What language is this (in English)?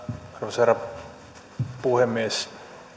Finnish